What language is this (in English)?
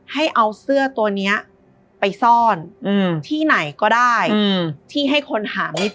Thai